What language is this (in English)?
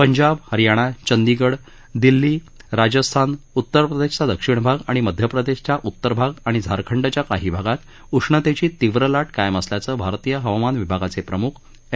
Marathi